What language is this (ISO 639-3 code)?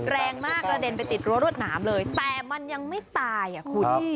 tha